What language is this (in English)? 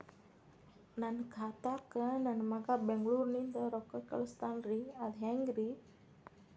Kannada